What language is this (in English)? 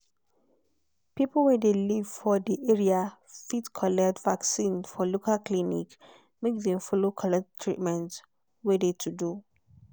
Nigerian Pidgin